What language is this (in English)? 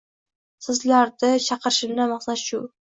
Uzbek